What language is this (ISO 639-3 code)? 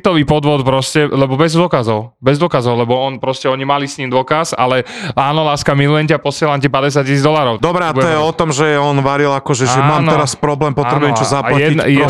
slk